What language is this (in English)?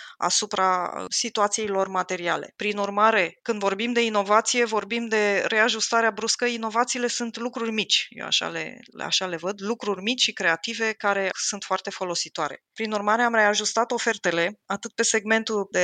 Romanian